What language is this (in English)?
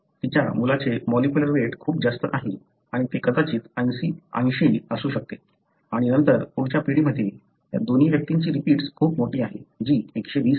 Marathi